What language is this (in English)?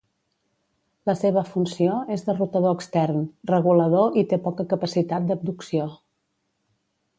Catalan